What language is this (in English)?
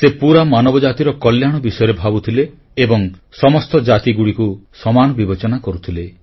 Odia